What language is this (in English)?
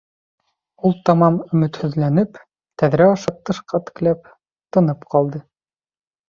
Bashkir